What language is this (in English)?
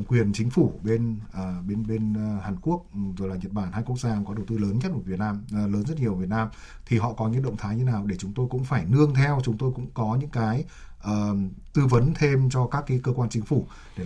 Vietnamese